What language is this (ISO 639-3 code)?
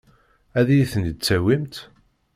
kab